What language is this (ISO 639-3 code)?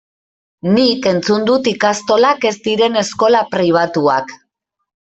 eus